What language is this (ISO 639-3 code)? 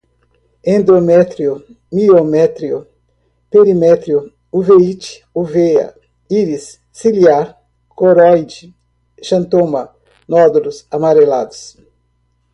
por